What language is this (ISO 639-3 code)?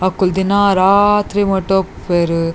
tcy